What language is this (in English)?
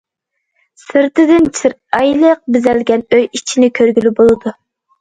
Uyghur